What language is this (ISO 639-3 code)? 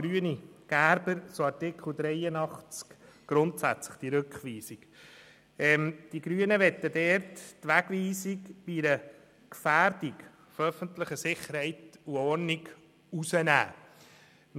gsw